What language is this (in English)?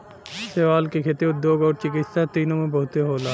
Bhojpuri